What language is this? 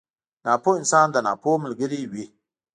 Pashto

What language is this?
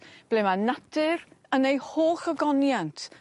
Welsh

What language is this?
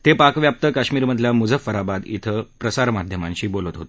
Marathi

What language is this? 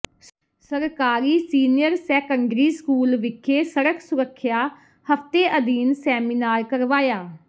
Punjabi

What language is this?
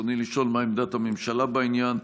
Hebrew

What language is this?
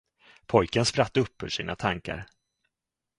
Swedish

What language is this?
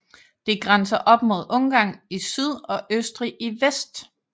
Danish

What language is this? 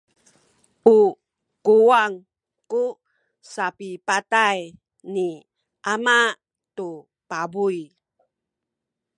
Sakizaya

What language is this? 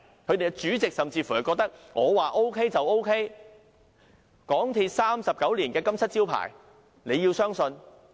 Cantonese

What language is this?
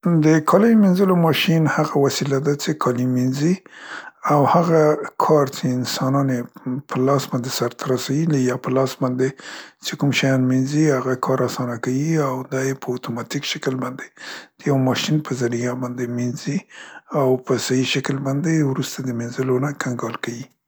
Central Pashto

